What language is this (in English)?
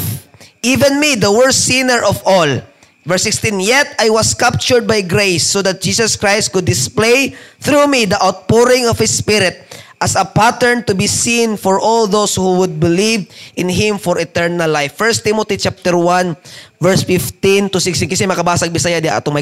Filipino